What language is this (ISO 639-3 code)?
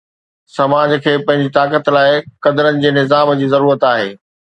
snd